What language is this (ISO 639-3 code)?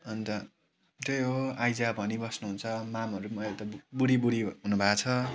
nep